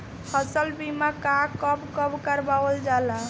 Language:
Bhojpuri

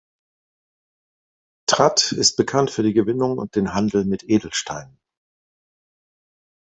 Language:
German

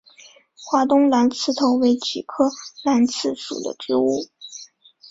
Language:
Chinese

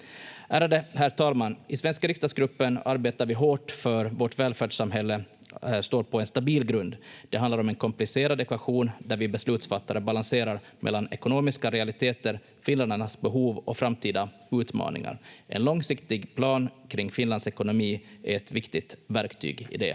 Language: Finnish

